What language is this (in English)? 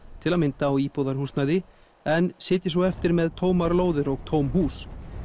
Icelandic